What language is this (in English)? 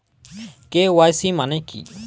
Bangla